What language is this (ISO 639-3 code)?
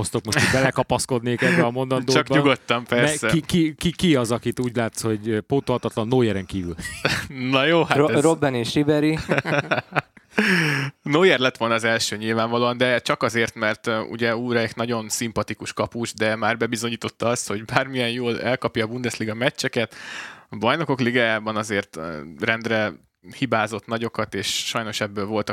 hun